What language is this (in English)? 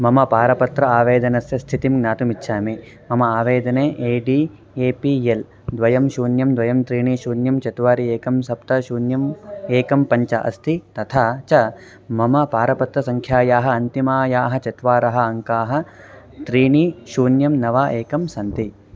Sanskrit